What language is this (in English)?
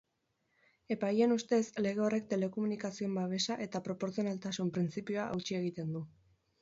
Basque